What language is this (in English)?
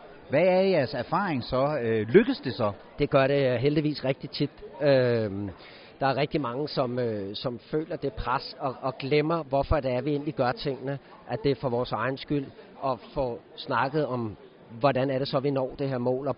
Danish